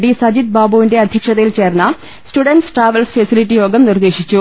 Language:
Malayalam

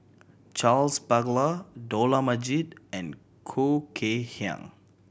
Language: English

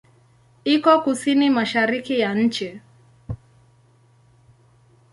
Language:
Swahili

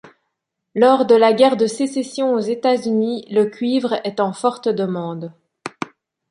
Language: French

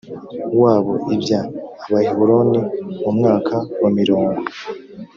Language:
Kinyarwanda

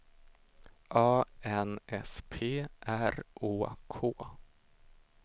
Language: Swedish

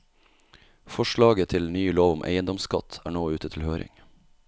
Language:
Norwegian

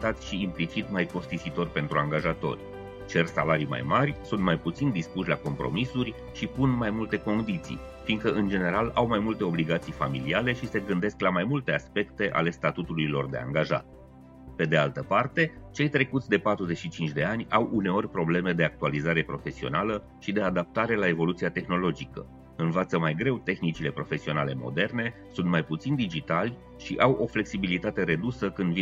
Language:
Romanian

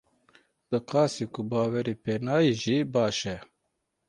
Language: Kurdish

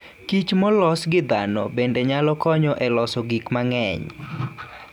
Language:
Luo (Kenya and Tanzania)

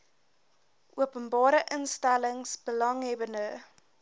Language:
Afrikaans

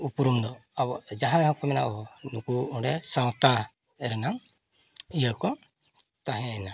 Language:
Santali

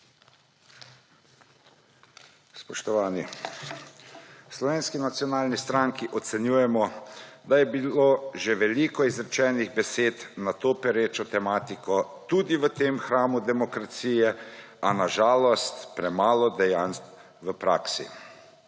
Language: Slovenian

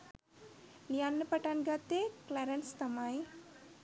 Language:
Sinhala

